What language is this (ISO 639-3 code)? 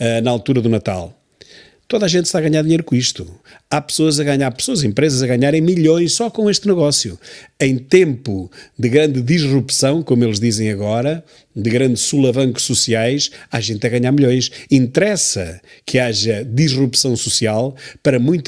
por